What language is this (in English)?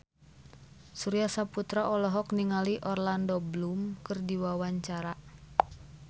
Sundanese